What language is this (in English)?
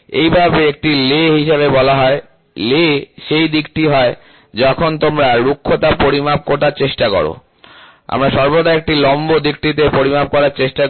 Bangla